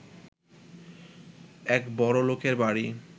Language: Bangla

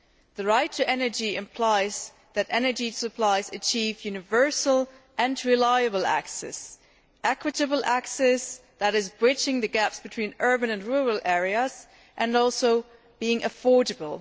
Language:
English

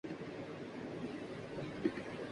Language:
Urdu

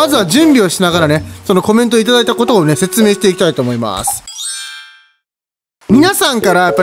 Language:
Japanese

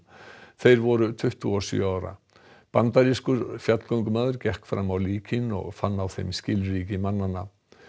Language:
Icelandic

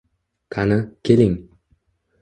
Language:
Uzbek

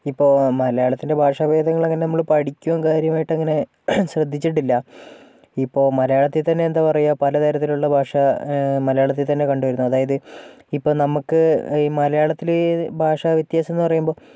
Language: Malayalam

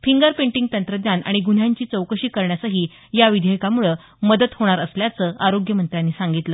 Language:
Marathi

